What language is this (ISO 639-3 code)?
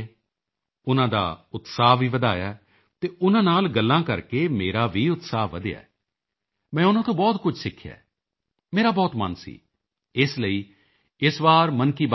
pan